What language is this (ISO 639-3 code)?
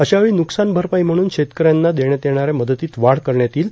mar